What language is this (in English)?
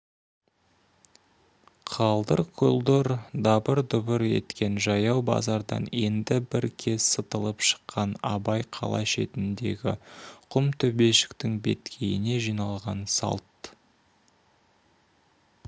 Kazakh